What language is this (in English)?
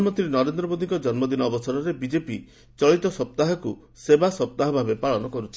Odia